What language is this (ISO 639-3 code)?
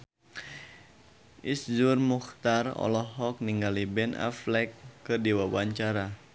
sun